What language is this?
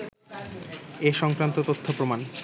Bangla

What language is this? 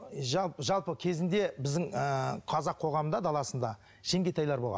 Kazakh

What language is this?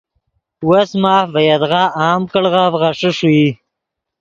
Yidgha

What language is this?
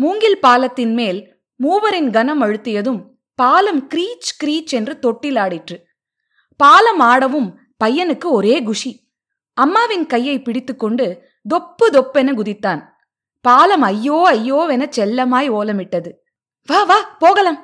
Tamil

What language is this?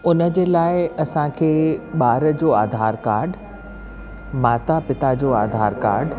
Sindhi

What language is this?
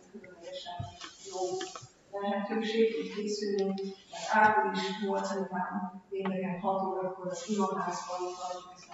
Hungarian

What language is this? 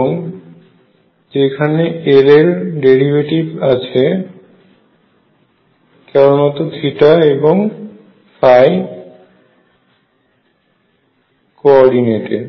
Bangla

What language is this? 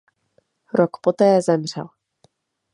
Czech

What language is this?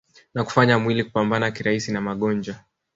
Swahili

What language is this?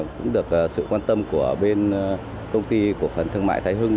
Vietnamese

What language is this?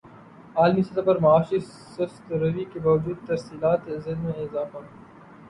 Urdu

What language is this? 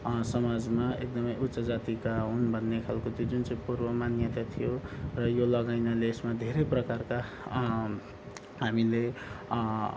Nepali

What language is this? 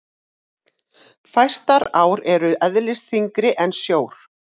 Icelandic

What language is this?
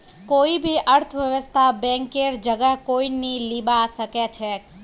Magahi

